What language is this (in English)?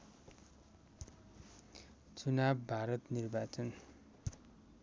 Nepali